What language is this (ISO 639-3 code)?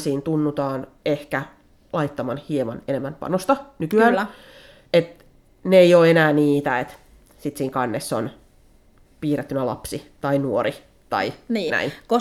fin